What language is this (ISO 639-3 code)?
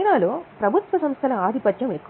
tel